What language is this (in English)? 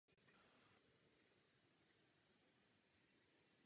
Czech